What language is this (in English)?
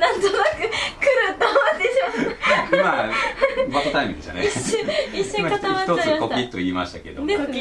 Japanese